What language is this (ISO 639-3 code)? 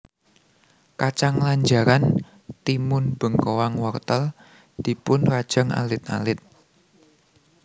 jav